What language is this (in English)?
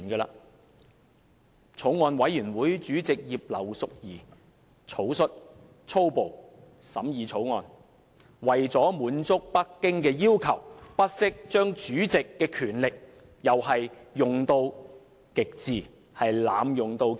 Cantonese